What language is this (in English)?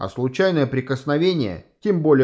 Russian